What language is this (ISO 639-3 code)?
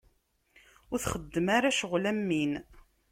kab